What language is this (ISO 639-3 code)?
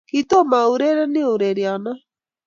kln